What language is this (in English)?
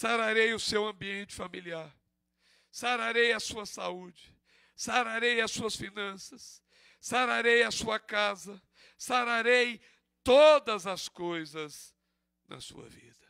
Portuguese